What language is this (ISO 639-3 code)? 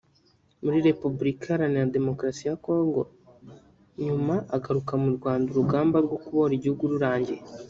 kin